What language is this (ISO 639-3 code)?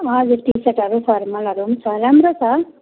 nep